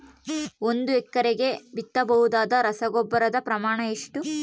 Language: Kannada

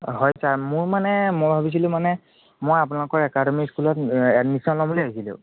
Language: Assamese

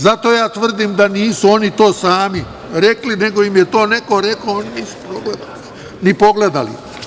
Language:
Serbian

